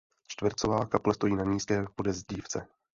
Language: Czech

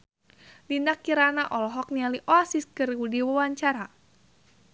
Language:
Sundanese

